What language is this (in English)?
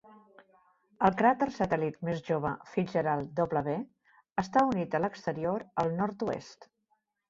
Catalan